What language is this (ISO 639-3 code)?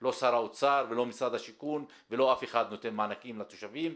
heb